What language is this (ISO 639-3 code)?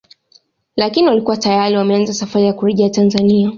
swa